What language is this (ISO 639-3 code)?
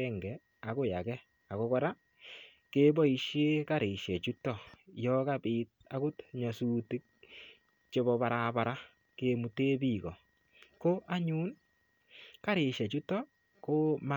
kln